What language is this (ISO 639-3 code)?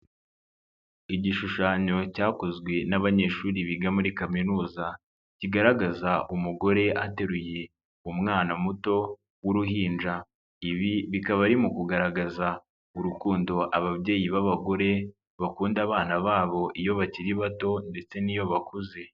kin